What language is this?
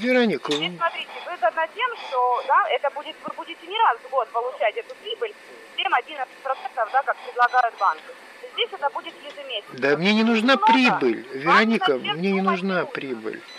Russian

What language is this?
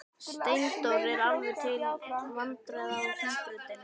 Icelandic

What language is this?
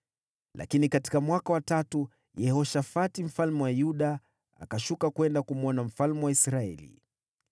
Swahili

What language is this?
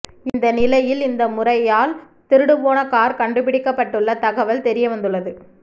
Tamil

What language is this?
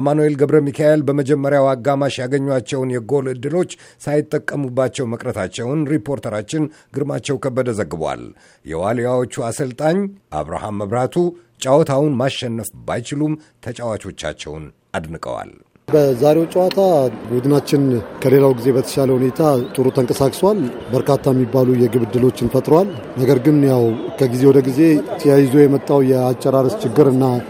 Amharic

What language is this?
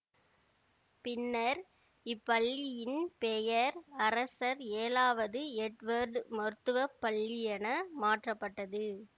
Tamil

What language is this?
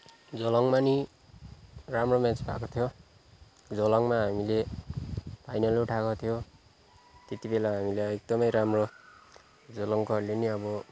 Nepali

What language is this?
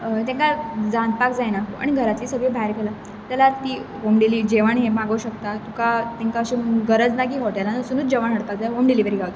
Konkani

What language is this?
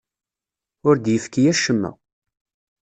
Kabyle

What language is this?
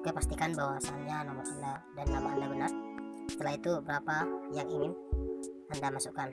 Indonesian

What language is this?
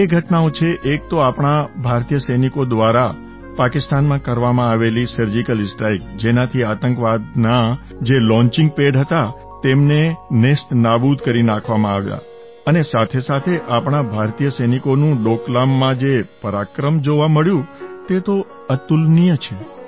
Gujarati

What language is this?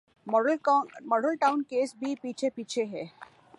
Urdu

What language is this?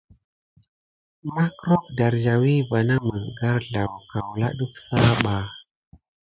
Gidar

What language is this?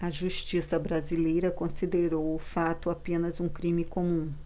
Portuguese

